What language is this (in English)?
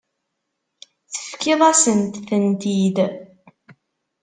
Kabyle